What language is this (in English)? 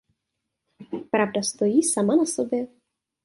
Czech